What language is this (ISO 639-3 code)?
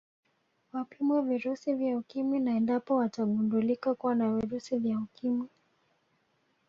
swa